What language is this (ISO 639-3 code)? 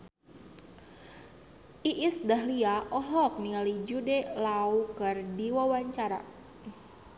sun